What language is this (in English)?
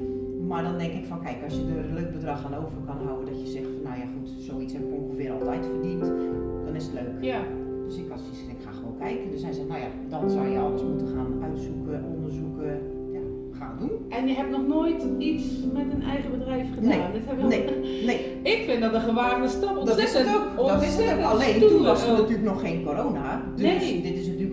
Dutch